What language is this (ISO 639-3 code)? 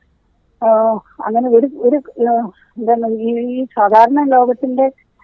mal